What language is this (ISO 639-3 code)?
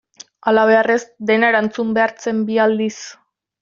eus